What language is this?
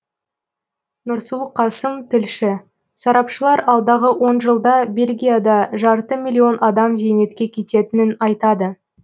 Kazakh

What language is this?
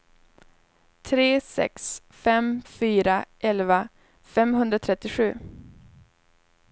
Swedish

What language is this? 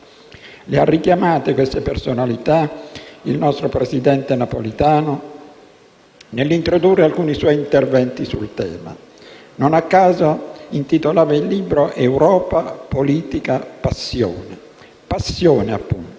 Italian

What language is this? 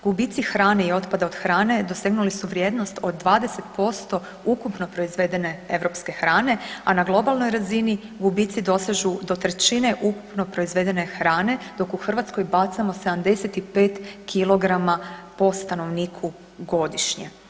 Croatian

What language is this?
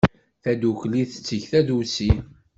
Kabyle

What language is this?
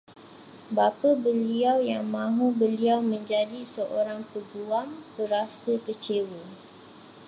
Malay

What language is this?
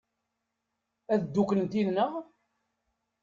Kabyle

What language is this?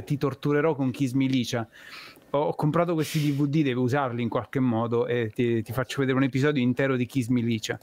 Italian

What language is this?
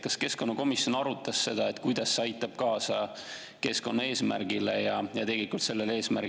Estonian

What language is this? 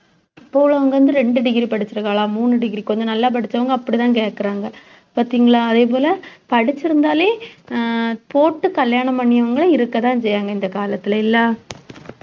Tamil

